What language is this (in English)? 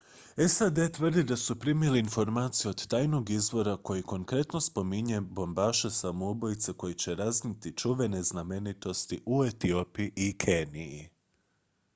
Croatian